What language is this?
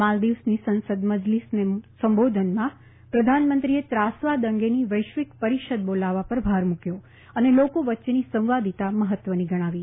Gujarati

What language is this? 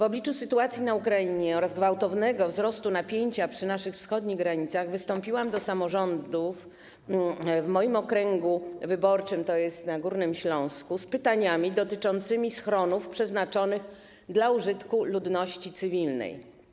Polish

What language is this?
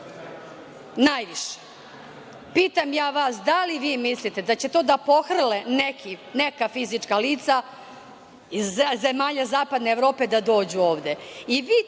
Serbian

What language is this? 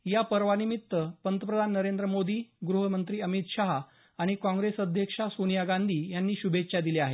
Marathi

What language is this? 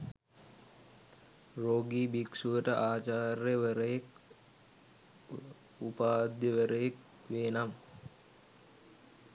Sinhala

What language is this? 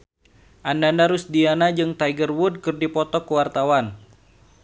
Sundanese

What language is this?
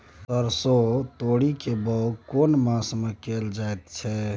Maithili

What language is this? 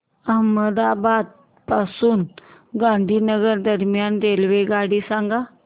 Marathi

